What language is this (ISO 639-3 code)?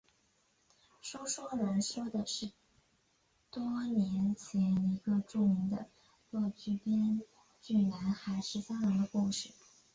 zho